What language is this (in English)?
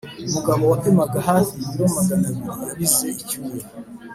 Kinyarwanda